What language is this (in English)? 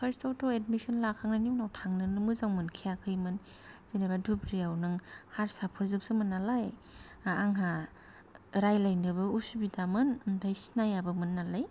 Bodo